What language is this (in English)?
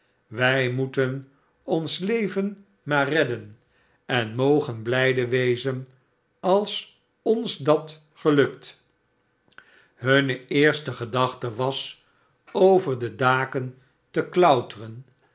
Dutch